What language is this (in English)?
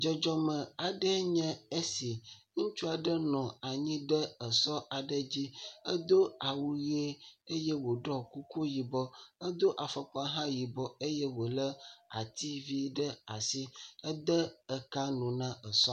Ewe